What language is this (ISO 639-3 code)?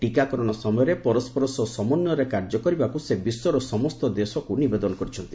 ori